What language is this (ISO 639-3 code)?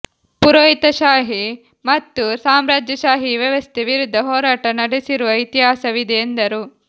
kan